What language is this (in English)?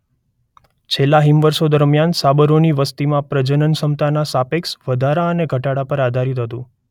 Gujarati